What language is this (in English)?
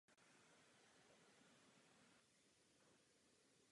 Czech